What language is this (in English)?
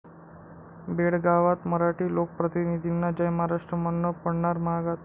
Marathi